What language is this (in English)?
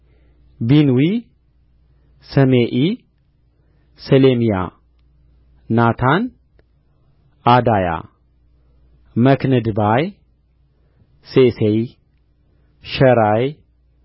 Amharic